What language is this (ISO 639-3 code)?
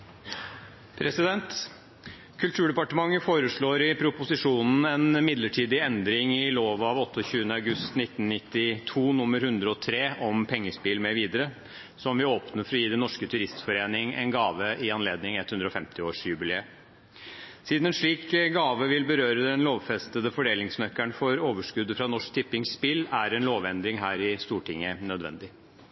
nob